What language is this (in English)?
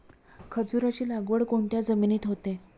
Marathi